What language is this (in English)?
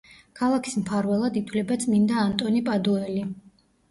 Georgian